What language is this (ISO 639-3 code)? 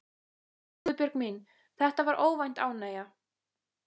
isl